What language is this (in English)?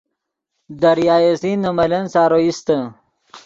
Yidgha